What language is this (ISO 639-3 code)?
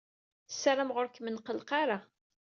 kab